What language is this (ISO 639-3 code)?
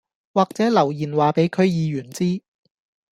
yue